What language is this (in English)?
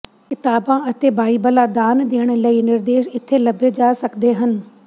Punjabi